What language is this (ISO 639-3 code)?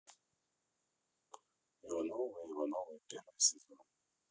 rus